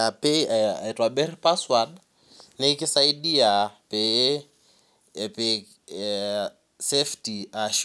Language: Masai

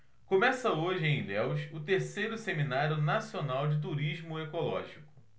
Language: Portuguese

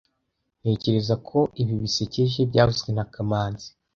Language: Kinyarwanda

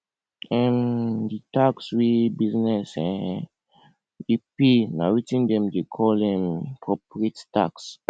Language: Nigerian Pidgin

